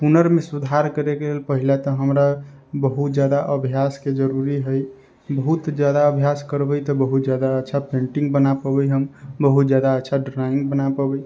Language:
Maithili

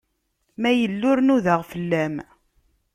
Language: Kabyle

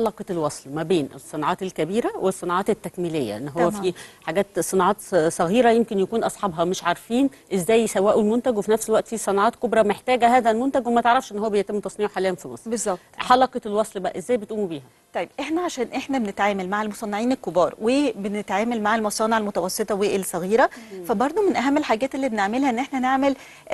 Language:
Arabic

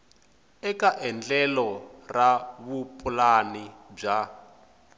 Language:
Tsonga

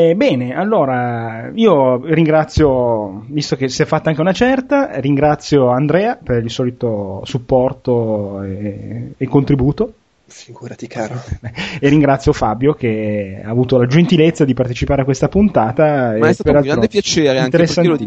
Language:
Italian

